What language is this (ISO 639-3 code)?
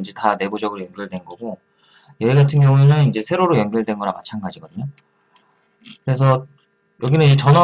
kor